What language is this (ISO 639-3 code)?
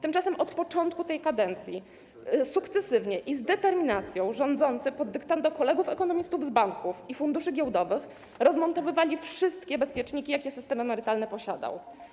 pol